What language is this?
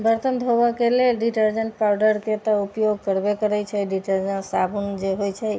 Maithili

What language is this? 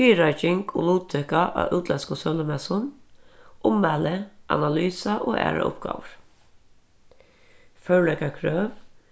Faroese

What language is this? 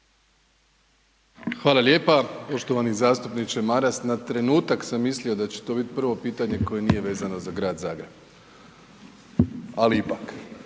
Croatian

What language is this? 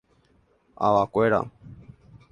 Guarani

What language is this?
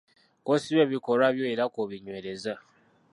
Ganda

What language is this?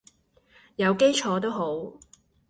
Cantonese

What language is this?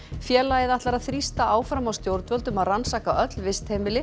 Icelandic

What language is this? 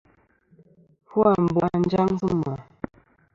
Kom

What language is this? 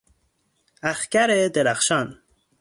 Persian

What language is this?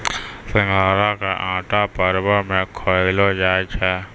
Maithili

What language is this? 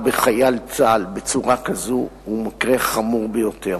Hebrew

